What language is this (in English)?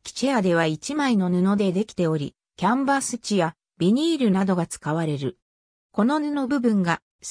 Japanese